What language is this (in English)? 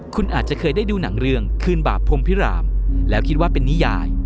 Thai